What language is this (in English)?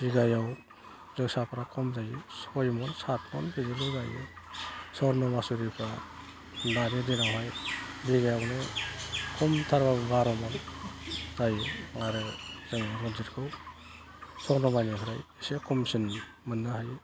Bodo